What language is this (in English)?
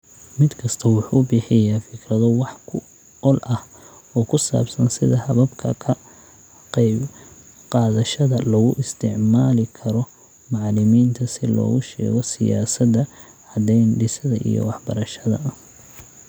Somali